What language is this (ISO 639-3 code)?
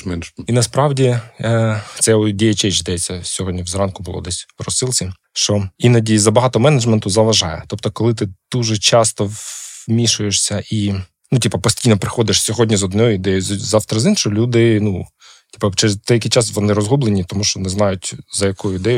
ukr